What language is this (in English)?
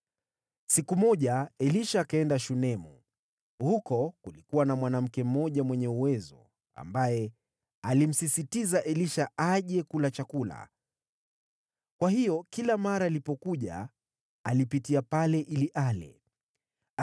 Swahili